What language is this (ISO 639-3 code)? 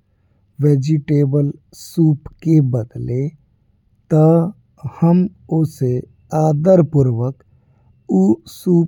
bho